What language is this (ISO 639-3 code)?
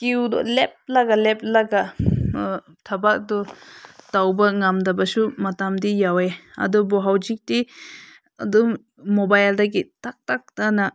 mni